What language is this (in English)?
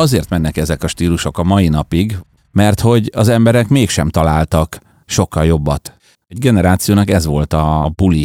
Hungarian